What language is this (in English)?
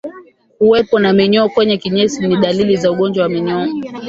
Swahili